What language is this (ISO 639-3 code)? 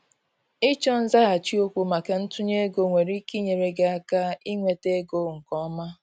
ibo